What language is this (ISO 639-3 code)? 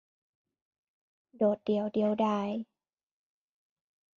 tha